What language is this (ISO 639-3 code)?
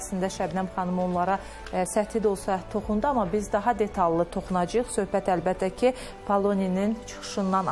tur